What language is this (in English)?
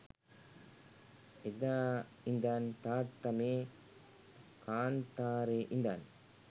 Sinhala